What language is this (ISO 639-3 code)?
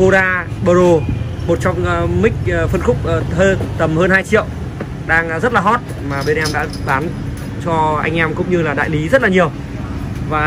vie